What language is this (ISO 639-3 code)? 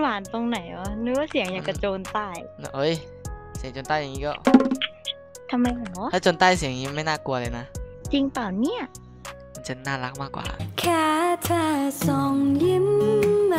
tha